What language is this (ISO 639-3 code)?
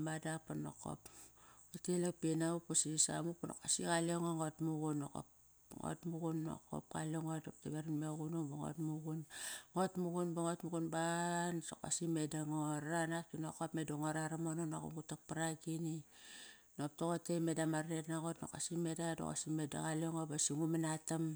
ckr